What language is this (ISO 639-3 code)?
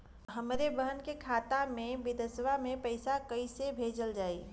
bho